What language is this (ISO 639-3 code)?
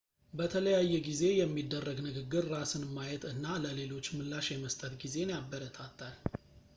amh